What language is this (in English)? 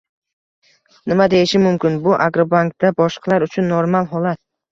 Uzbek